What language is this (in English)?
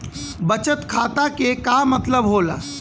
Bhojpuri